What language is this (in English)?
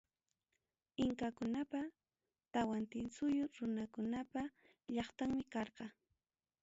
Ayacucho Quechua